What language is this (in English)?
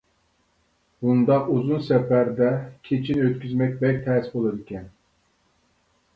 Uyghur